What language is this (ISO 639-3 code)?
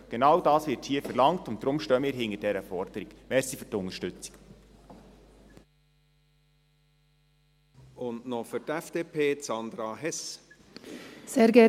gsw